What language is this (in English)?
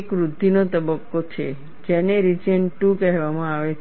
Gujarati